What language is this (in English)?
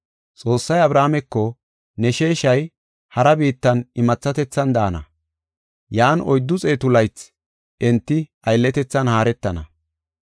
Gofa